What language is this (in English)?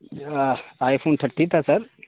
Urdu